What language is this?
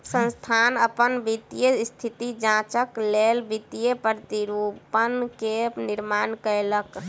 Maithili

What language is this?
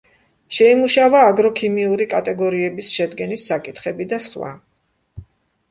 Georgian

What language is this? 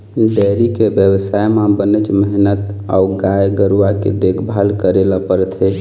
Chhattisgarhi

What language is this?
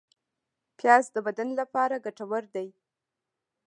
Pashto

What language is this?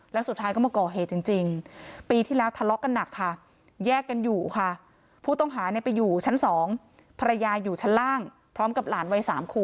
Thai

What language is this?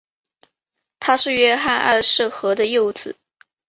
Chinese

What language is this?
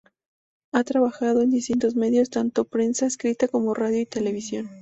Spanish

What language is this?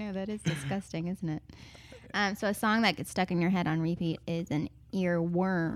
English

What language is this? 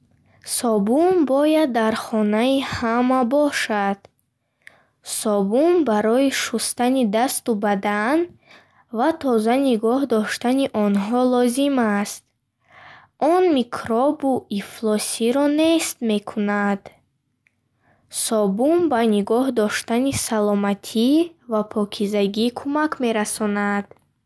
Bukharic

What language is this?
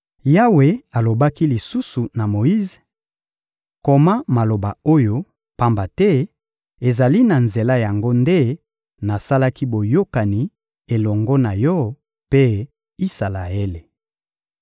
Lingala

